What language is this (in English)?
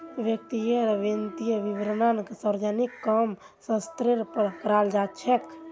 Magahi